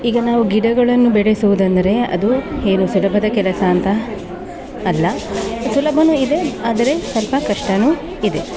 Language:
Kannada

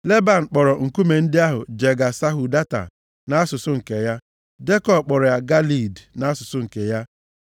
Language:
Igbo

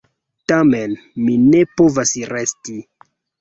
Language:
Esperanto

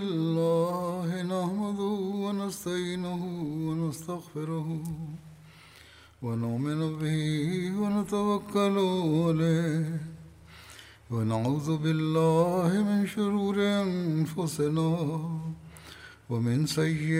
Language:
Malayalam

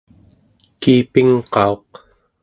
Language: Central Yupik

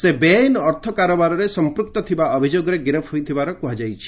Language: Odia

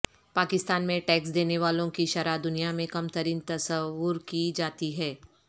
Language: Urdu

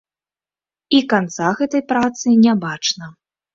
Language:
Belarusian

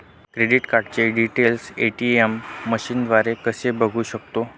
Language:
Marathi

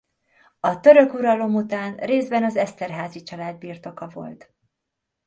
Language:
Hungarian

